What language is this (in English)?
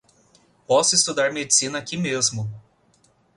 Portuguese